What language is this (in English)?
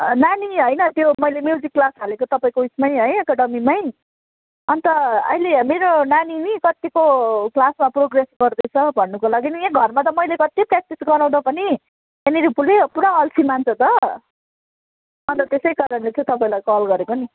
Nepali